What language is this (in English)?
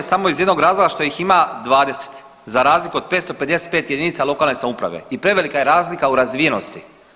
Croatian